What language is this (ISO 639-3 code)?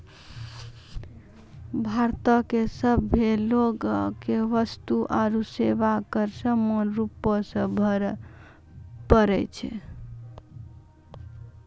mai